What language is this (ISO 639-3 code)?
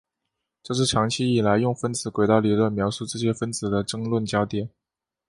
zho